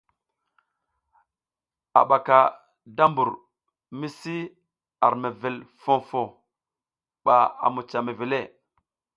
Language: South Giziga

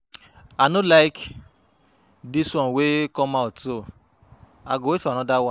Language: Nigerian Pidgin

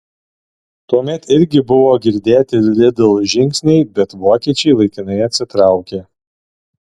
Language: Lithuanian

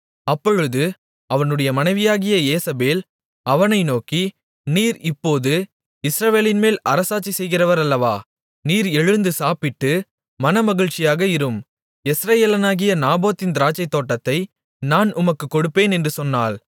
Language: Tamil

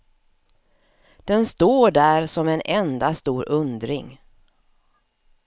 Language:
Swedish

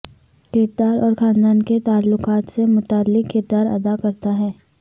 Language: Urdu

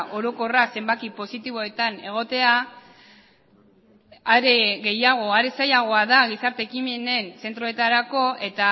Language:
Basque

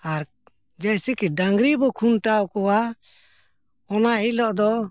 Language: Santali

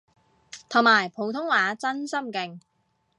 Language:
Cantonese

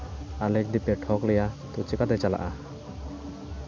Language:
Santali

